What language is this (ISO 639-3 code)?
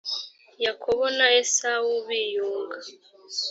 kin